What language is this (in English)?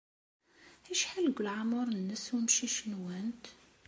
Kabyle